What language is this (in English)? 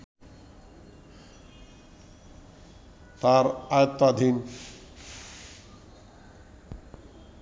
Bangla